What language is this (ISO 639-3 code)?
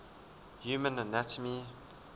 eng